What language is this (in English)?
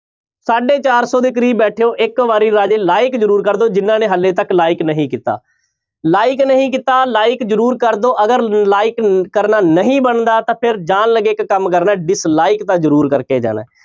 Punjabi